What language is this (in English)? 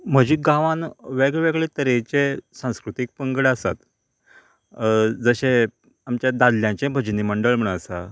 Konkani